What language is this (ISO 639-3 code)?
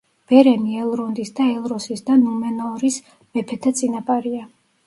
kat